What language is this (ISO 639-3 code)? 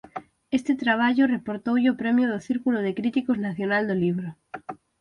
glg